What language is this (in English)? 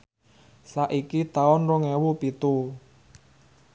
Javanese